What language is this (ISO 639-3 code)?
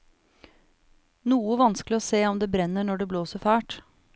nor